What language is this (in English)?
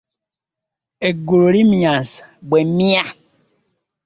Ganda